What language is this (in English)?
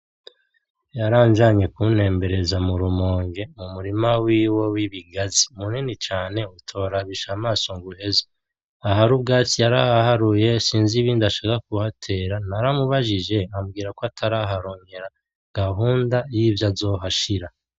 Rundi